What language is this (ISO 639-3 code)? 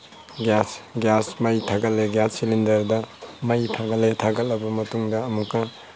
mni